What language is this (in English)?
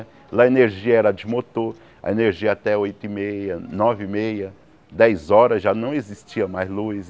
Portuguese